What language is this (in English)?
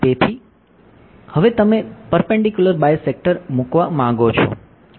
Gujarati